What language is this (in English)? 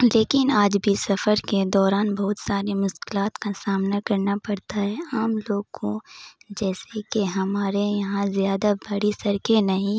Urdu